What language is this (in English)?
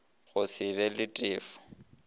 Northern Sotho